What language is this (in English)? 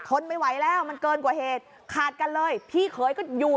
Thai